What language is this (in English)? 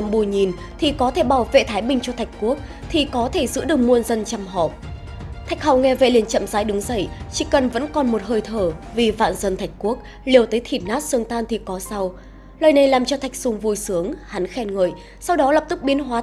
Vietnamese